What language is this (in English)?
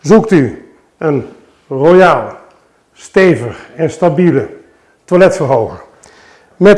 Dutch